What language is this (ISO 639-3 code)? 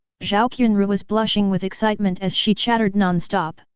eng